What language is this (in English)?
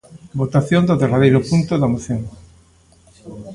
Galician